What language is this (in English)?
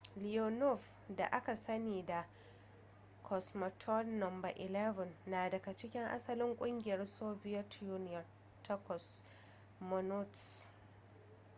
Hausa